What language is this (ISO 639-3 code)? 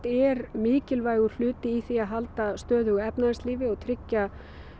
isl